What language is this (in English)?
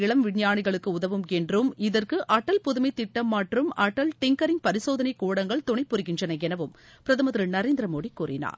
Tamil